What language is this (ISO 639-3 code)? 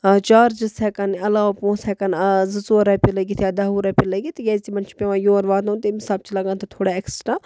kas